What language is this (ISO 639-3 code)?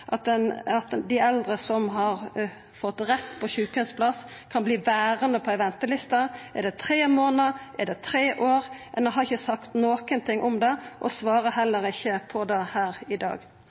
nno